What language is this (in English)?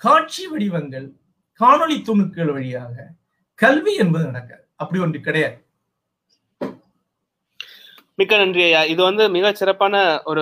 Tamil